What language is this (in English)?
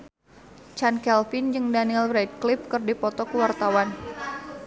Sundanese